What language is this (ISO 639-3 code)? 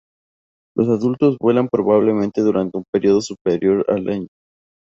spa